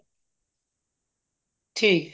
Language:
Punjabi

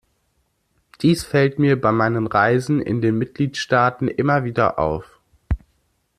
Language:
German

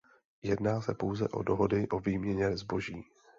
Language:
Czech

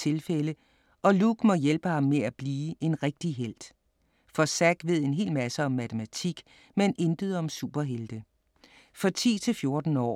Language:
Danish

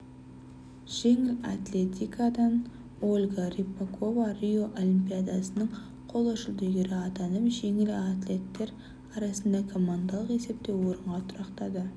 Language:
Kazakh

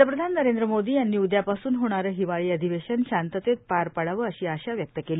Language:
Marathi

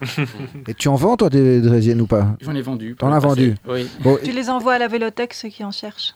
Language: French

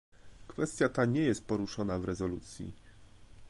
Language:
Polish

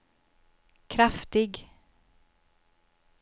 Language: Swedish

